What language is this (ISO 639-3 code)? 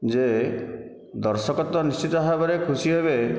ori